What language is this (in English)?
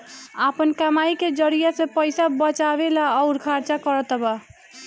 Bhojpuri